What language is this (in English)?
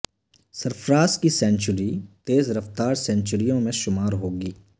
Urdu